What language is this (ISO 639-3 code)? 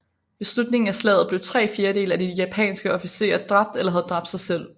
dan